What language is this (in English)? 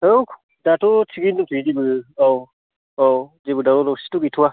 Bodo